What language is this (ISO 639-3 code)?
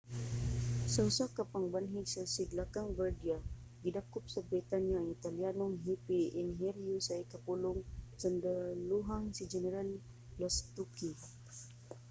ceb